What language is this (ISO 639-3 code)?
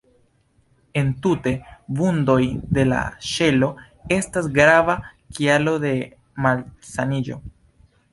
epo